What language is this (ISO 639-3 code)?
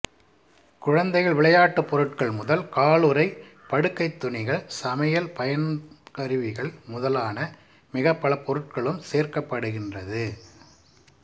tam